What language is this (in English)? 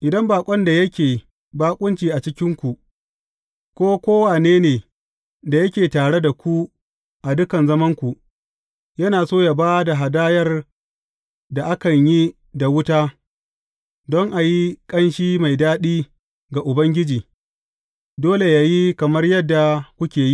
Hausa